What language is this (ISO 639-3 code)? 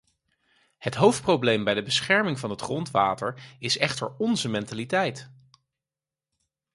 nld